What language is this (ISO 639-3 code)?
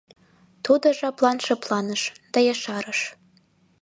chm